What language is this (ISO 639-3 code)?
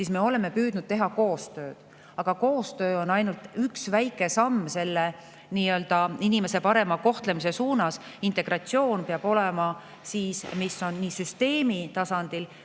est